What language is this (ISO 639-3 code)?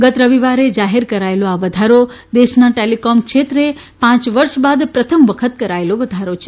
guj